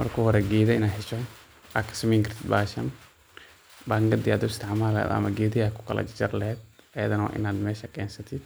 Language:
Somali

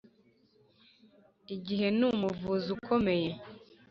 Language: Kinyarwanda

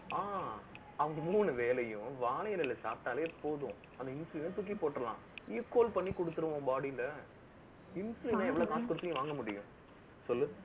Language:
Tamil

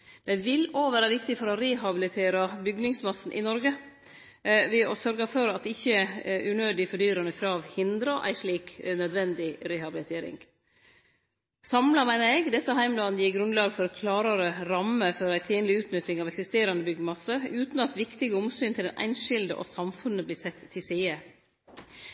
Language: Norwegian Nynorsk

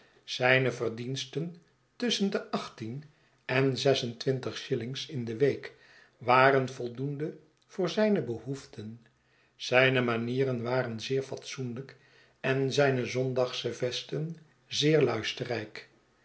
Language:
Dutch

